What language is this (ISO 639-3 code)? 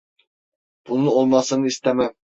tur